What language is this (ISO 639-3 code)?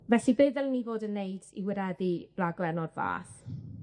cym